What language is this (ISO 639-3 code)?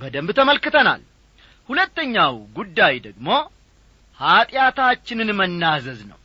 amh